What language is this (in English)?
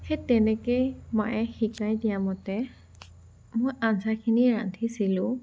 Assamese